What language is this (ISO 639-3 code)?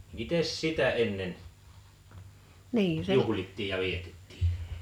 fin